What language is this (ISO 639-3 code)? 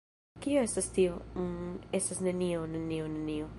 epo